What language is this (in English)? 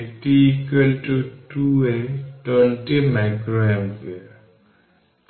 Bangla